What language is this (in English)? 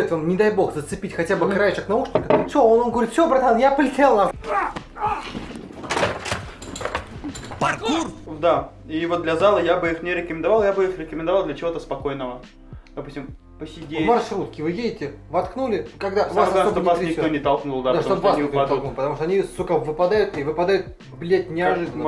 Russian